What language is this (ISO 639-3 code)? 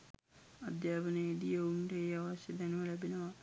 sin